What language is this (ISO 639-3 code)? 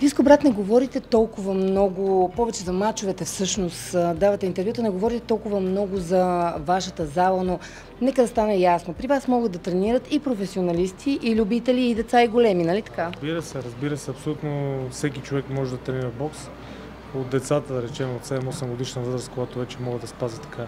bul